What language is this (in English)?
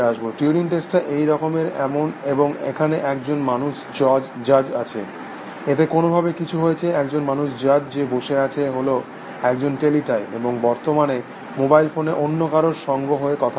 Bangla